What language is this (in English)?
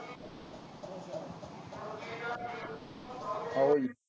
Punjabi